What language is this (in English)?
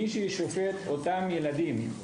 Hebrew